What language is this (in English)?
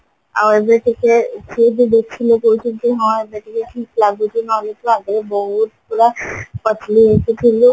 Odia